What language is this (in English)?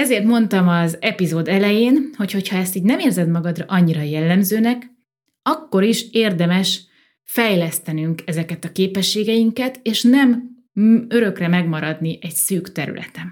Hungarian